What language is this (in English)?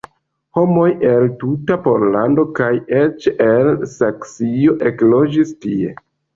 Esperanto